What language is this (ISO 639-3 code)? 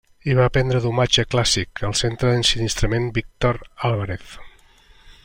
cat